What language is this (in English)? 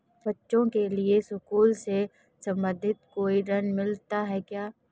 Hindi